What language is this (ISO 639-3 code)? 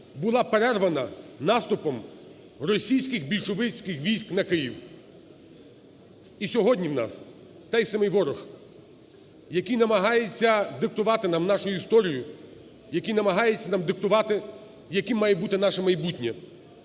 ukr